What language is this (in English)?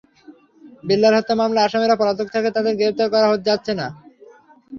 Bangla